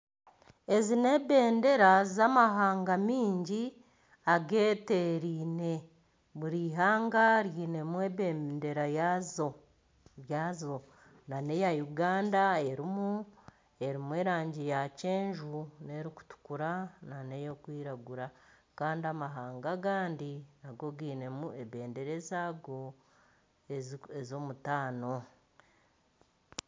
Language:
Nyankole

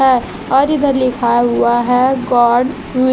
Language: Hindi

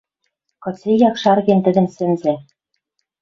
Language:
Western Mari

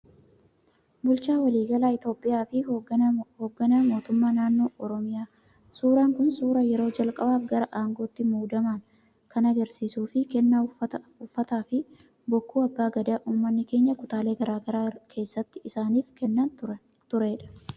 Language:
Oromo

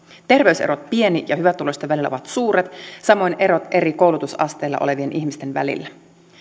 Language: Finnish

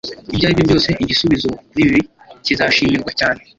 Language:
Kinyarwanda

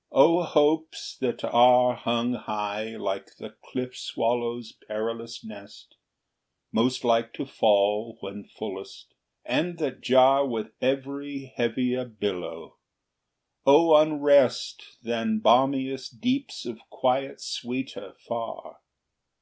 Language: English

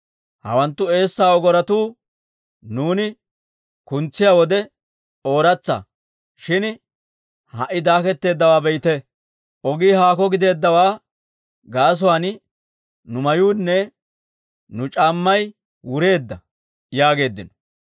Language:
Dawro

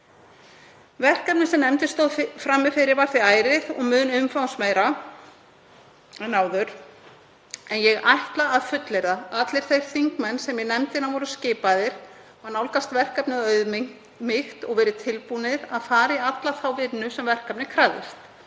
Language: Icelandic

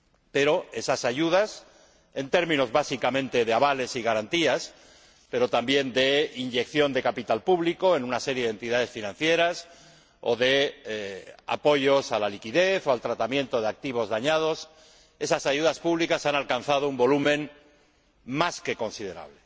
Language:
Spanish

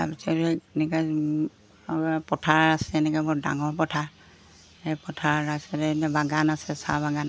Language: Assamese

